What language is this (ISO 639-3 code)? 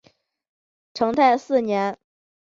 zho